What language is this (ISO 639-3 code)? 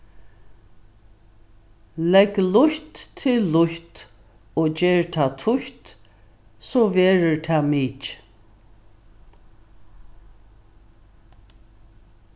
fao